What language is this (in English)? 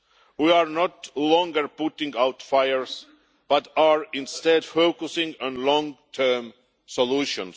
English